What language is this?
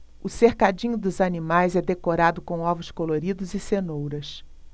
Portuguese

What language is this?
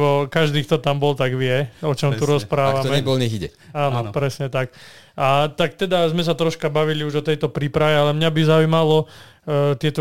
Slovak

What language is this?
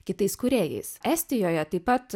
Lithuanian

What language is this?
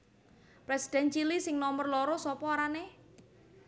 Javanese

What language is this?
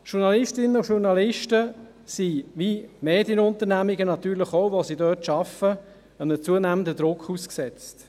Swiss German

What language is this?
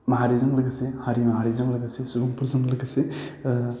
Bodo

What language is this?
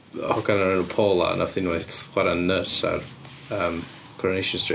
Welsh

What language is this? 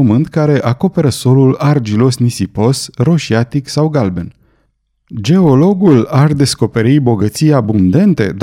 Romanian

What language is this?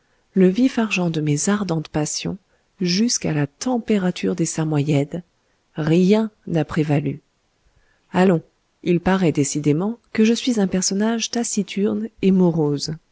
French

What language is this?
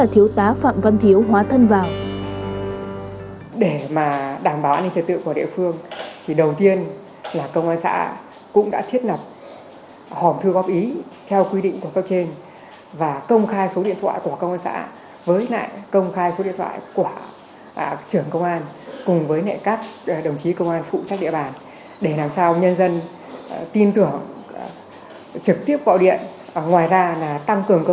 Vietnamese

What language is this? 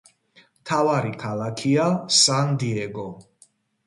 Georgian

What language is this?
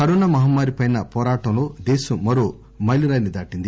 Telugu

